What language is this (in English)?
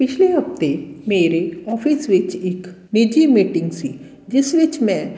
Punjabi